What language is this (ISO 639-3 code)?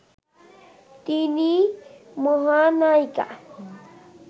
ben